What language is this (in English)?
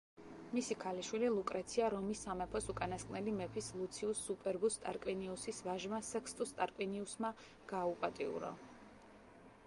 Georgian